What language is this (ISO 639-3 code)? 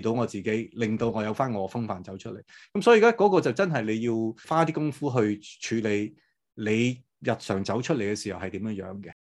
zho